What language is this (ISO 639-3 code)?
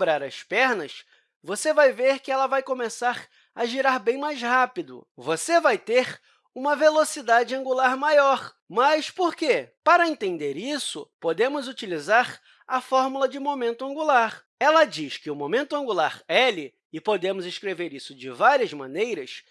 por